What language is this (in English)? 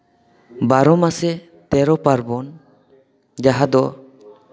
Santali